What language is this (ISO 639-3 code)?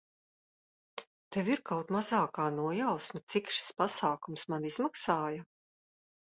lav